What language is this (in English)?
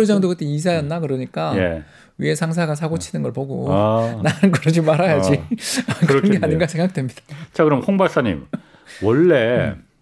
Korean